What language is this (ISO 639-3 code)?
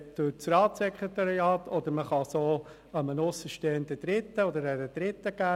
gsw